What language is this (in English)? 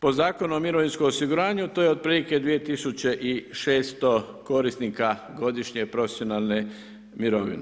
Croatian